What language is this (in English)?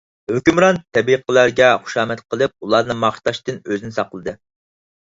Uyghur